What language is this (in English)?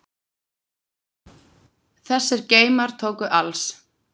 Icelandic